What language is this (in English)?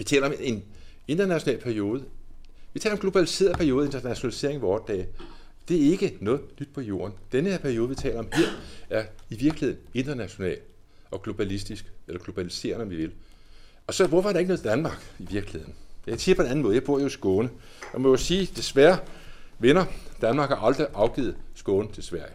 Danish